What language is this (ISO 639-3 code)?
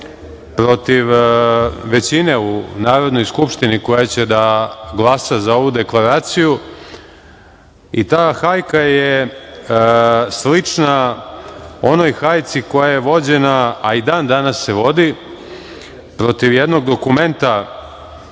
srp